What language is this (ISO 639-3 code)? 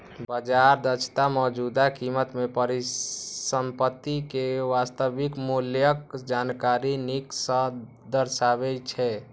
mai